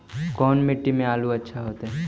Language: Magahi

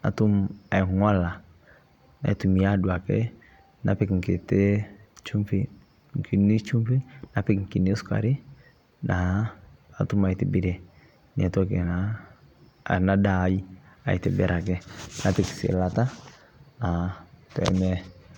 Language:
Masai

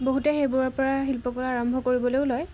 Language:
Assamese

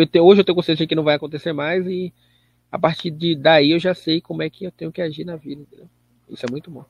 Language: Portuguese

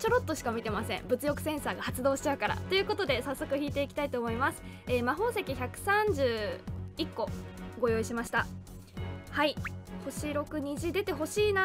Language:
Japanese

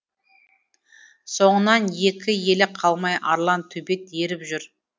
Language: Kazakh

